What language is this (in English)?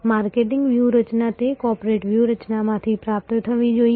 Gujarati